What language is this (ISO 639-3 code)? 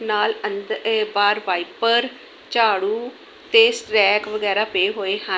pan